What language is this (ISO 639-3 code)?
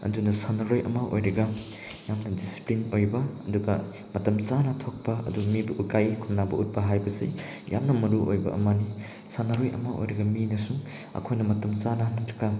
mni